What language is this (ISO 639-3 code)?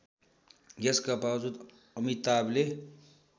nep